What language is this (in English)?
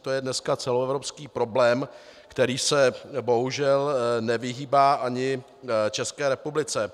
Czech